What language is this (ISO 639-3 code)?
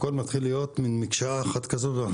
heb